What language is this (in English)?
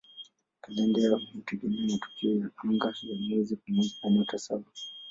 Swahili